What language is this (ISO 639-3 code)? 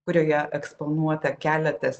lit